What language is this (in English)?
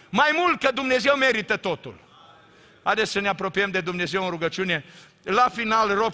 Romanian